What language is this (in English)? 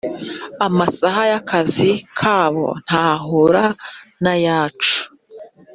Kinyarwanda